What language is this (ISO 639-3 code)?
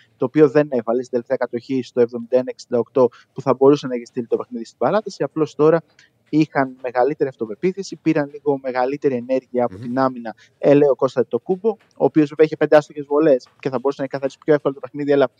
ell